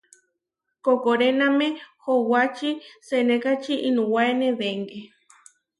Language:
Huarijio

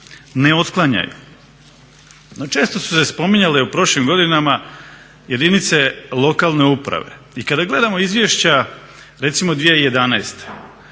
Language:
Croatian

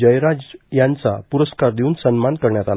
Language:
Marathi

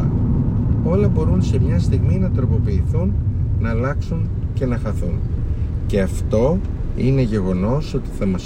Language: Greek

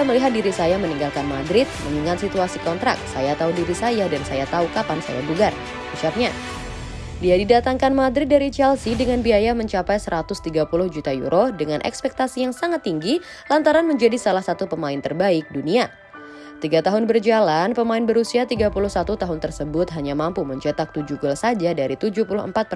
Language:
Indonesian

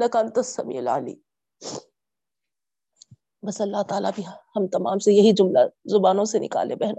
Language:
Urdu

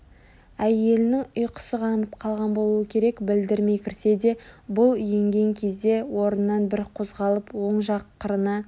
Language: Kazakh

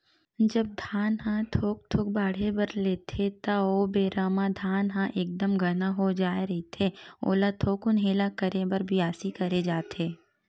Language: Chhattisgarhi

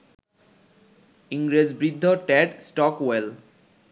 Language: Bangla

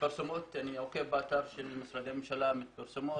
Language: Hebrew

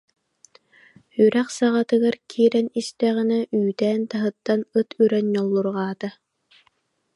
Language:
Yakut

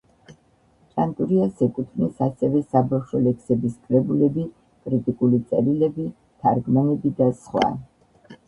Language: Georgian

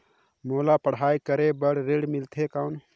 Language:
Chhattisgarhi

